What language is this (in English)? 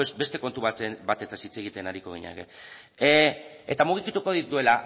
Basque